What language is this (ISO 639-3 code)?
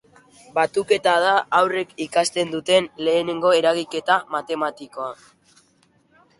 eus